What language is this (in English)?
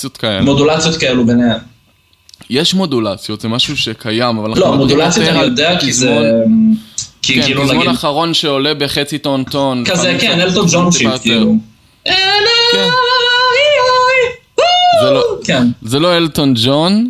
Hebrew